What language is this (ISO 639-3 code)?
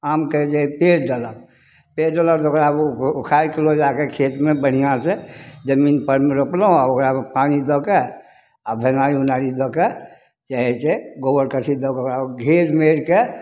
mai